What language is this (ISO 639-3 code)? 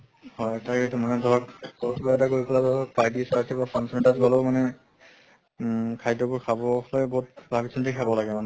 asm